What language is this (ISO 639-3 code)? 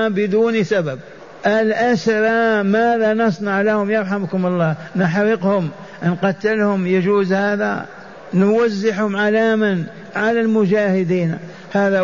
ara